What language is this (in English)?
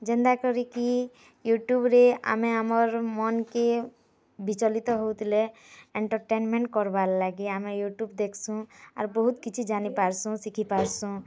Odia